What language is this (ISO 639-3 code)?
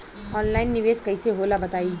bho